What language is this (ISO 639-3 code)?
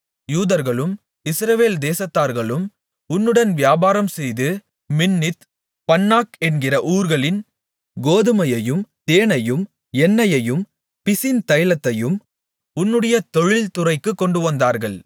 tam